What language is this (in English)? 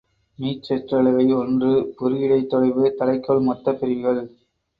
Tamil